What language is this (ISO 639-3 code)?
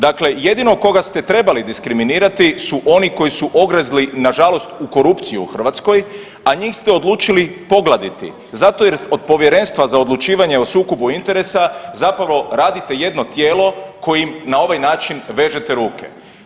hrv